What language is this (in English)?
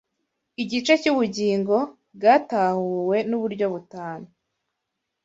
Kinyarwanda